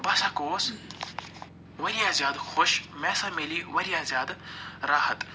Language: Kashmiri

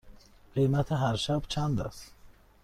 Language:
Persian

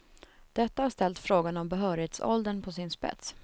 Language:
Swedish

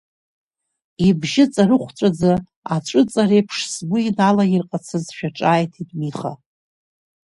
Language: Abkhazian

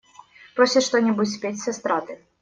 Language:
Russian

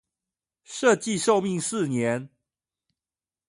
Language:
Chinese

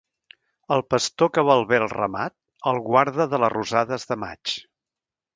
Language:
Catalan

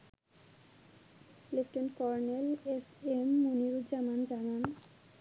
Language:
Bangla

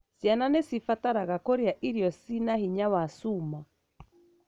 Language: Kikuyu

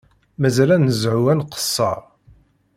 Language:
Kabyle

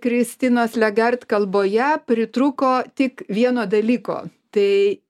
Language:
Lithuanian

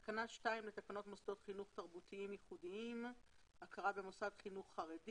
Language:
Hebrew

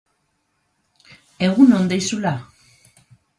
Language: Basque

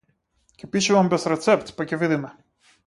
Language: Macedonian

